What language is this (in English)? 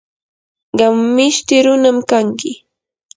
Yanahuanca Pasco Quechua